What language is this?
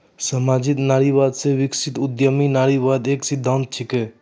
Maithili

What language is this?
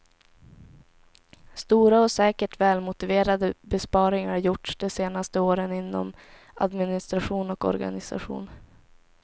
Swedish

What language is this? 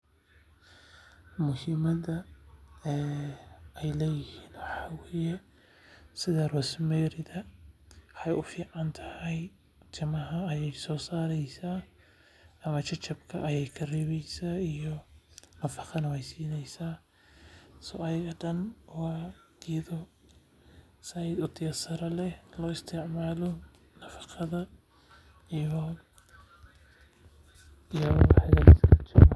Somali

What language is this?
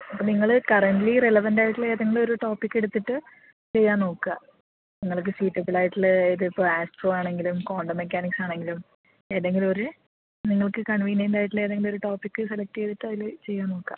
Malayalam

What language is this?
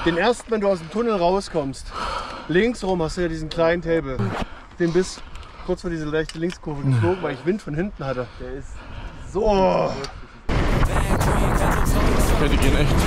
German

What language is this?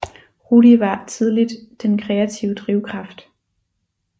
Danish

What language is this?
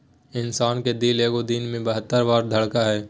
Magahi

